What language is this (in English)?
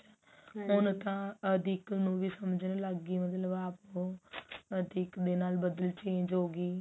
Punjabi